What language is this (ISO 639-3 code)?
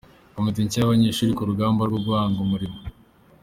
kin